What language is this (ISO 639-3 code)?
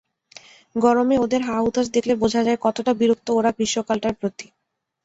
ben